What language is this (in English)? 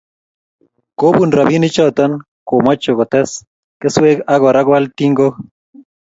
Kalenjin